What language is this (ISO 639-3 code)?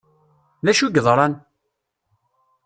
kab